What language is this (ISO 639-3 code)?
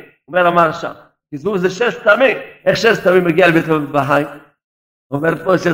heb